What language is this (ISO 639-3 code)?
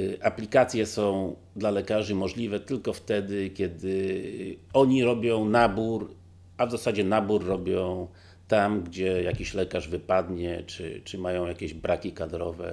pol